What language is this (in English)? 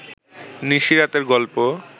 Bangla